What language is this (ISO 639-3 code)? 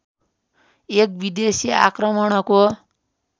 nep